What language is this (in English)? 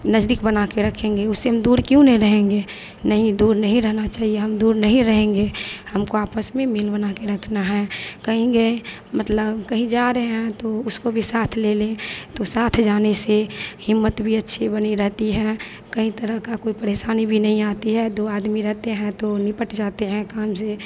Hindi